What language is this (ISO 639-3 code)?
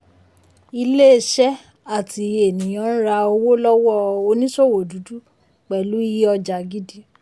yor